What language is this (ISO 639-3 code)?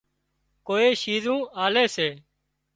kxp